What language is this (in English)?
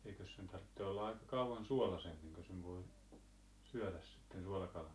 Finnish